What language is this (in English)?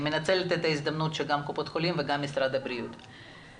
Hebrew